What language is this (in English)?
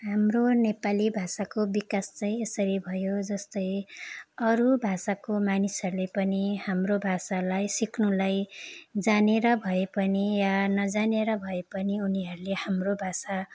Nepali